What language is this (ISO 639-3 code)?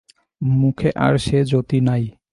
ben